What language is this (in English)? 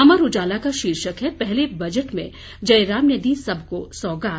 Hindi